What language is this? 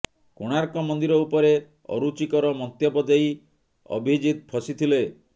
Odia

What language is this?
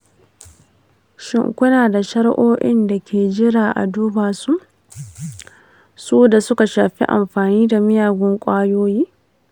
Hausa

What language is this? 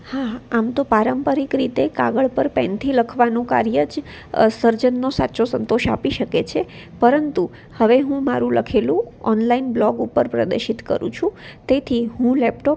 Gujarati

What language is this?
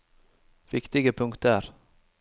Norwegian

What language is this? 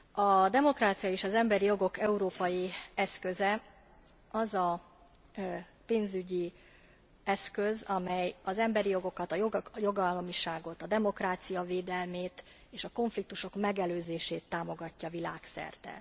Hungarian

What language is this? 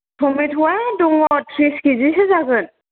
Bodo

